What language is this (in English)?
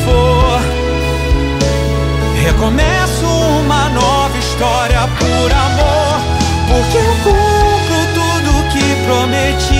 Portuguese